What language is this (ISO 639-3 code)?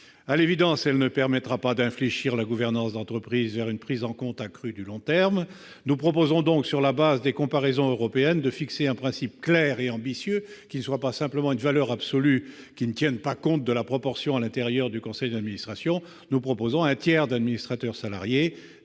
fra